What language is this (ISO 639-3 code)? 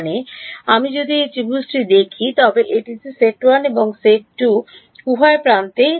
ben